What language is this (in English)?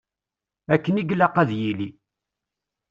Kabyle